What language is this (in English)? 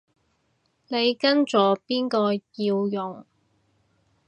Cantonese